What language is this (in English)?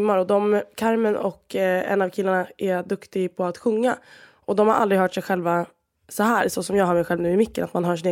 Swedish